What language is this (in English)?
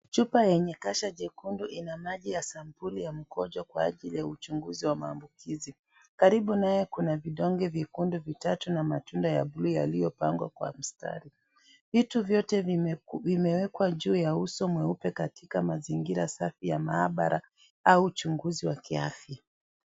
Swahili